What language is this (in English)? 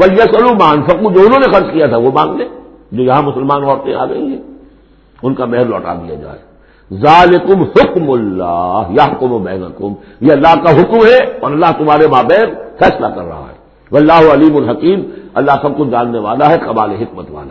Urdu